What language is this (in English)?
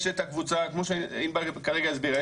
Hebrew